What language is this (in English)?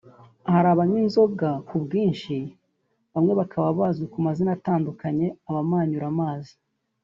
Kinyarwanda